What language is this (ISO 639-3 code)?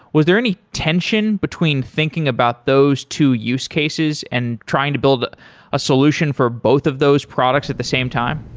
eng